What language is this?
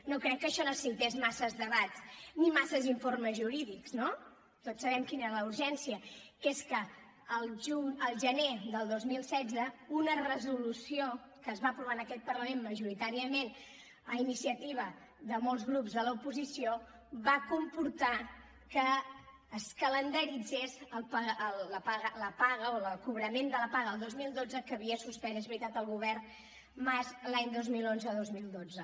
Catalan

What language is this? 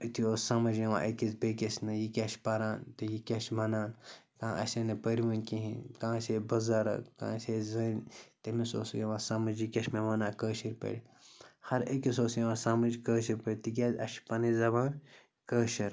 Kashmiri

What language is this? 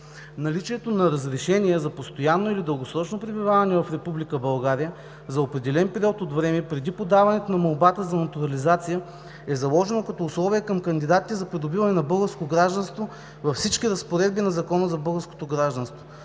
Bulgarian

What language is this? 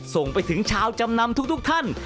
Thai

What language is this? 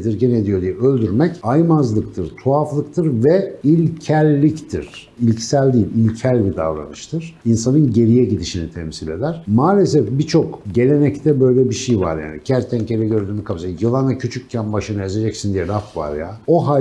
Turkish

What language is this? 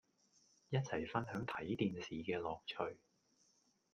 Cantonese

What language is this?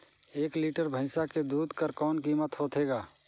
Chhattisgarhi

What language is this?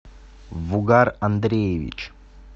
Russian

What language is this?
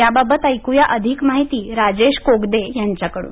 Marathi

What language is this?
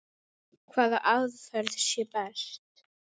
Icelandic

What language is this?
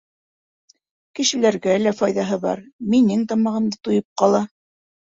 Bashkir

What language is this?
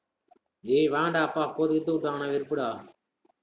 Tamil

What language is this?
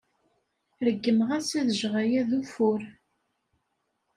Kabyle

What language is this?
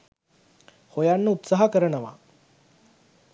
Sinhala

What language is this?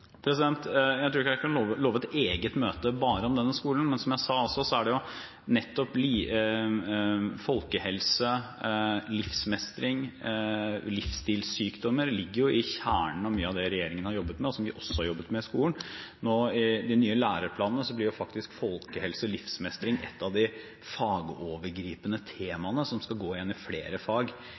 Norwegian Bokmål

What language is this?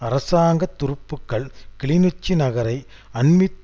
Tamil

